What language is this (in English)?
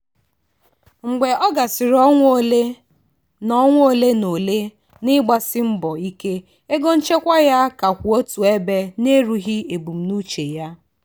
Igbo